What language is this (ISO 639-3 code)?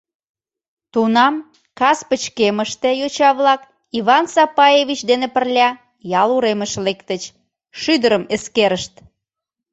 chm